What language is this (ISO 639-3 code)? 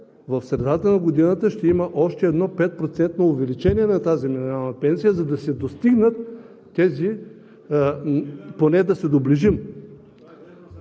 bul